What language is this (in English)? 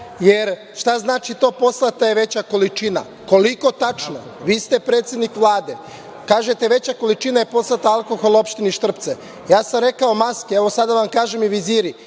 Serbian